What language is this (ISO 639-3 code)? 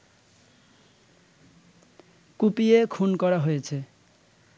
ben